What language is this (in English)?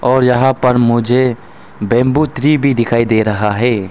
Hindi